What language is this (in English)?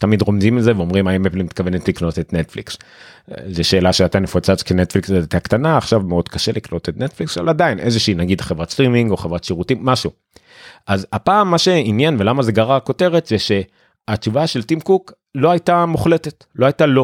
Hebrew